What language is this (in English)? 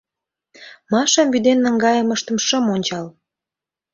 Mari